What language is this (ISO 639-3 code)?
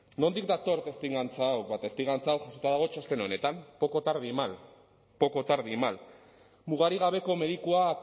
eus